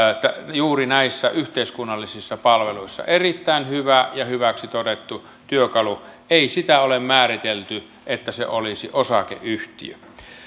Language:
Finnish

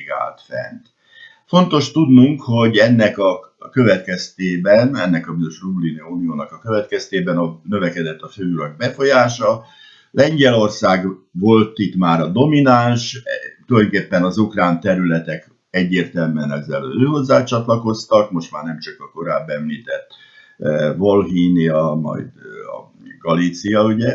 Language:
Hungarian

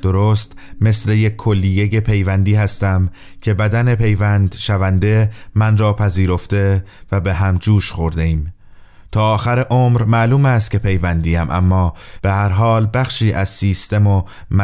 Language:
Persian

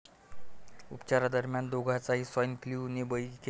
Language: Marathi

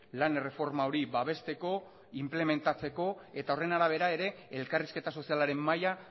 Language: Basque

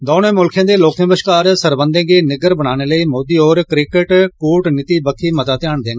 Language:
Dogri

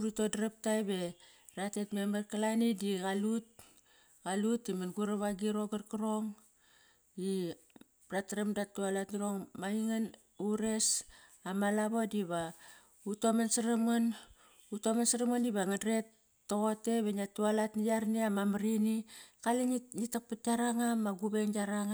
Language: Kairak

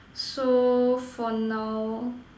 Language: English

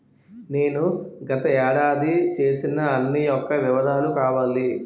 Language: Telugu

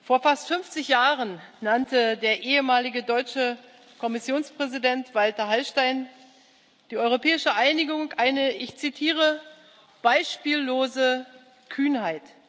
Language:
German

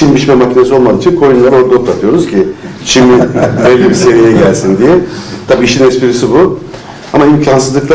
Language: Turkish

